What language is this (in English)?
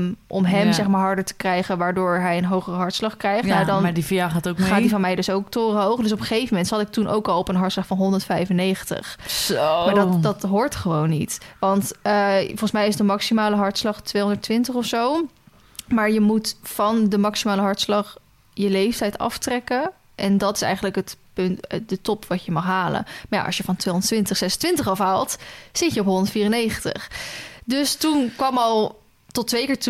Dutch